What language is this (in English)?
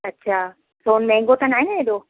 Sindhi